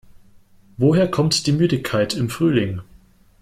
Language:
German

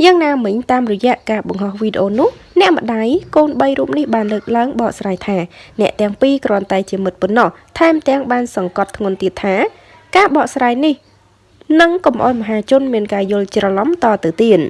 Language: Vietnamese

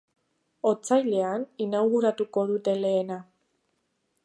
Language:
Basque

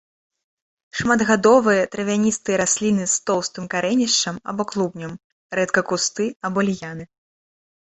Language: Belarusian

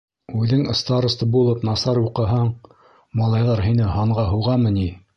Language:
Bashkir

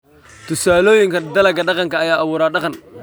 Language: Somali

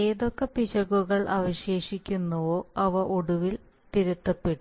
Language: Malayalam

